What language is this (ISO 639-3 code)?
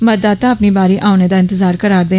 doi